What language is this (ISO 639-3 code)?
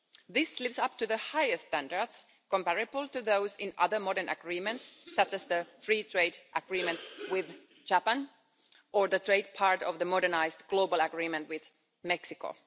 eng